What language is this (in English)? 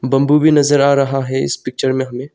Hindi